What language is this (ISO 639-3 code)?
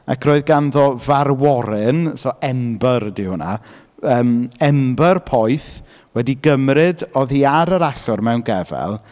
cym